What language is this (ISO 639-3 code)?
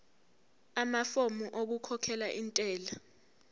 zul